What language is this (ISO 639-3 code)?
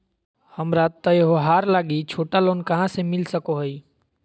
mag